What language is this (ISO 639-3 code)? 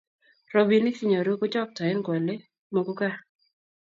kln